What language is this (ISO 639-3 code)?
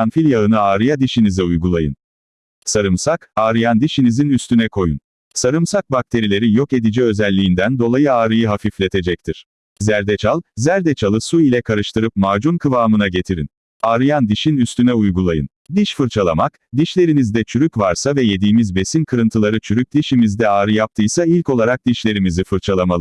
tur